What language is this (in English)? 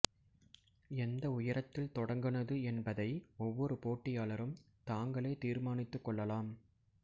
Tamil